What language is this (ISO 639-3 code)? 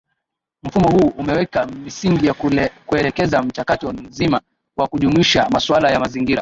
swa